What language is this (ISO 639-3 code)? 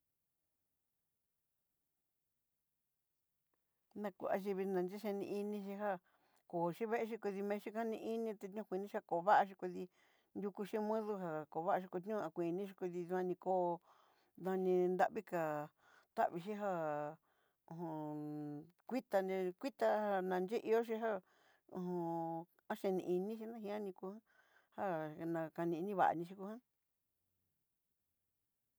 mxy